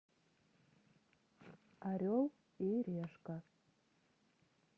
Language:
Russian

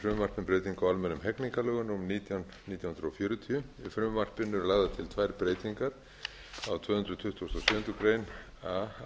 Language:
Icelandic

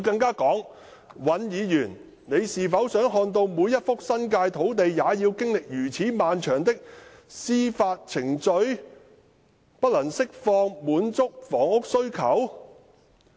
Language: Cantonese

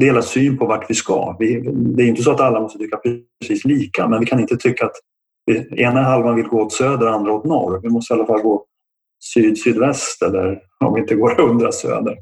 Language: Swedish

